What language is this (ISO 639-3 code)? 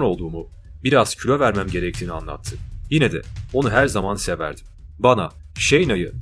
tur